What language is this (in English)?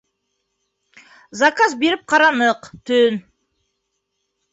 Bashkir